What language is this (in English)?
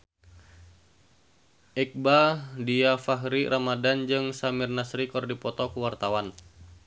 Sundanese